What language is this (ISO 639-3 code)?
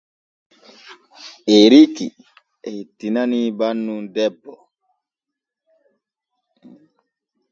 fue